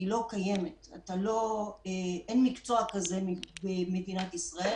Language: Hebrew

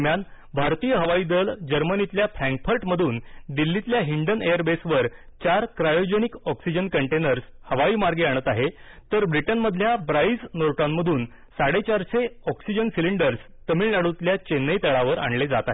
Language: Marathi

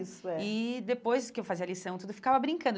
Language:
Portuguese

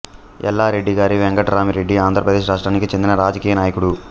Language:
Telugu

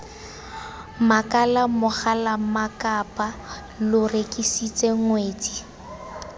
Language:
Tswana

